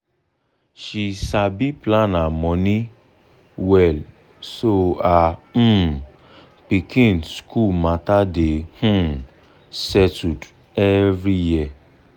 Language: Nigerian Pidgin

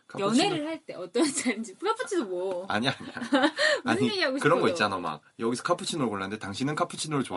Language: Korean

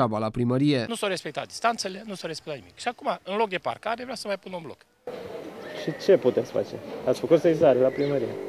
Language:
Romanian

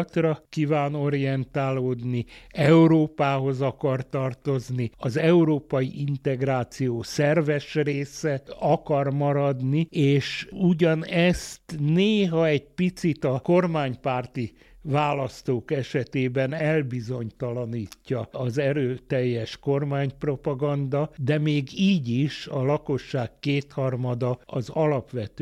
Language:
Hungarian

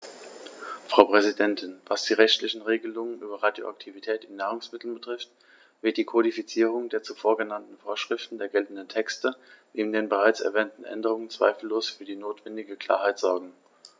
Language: German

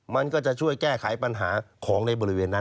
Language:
Thai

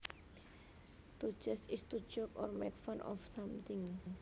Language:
Javanese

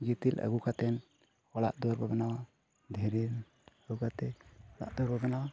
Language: Santali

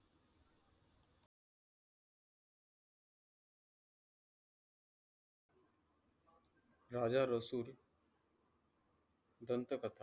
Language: Marathi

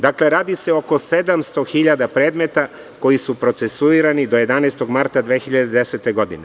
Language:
Serbian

